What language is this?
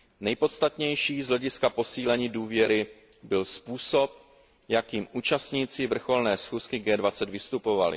Czech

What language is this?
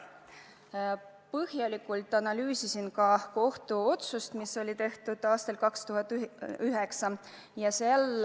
Estonian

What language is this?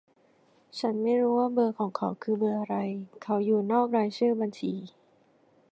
Thai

